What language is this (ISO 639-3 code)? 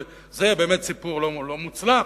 heb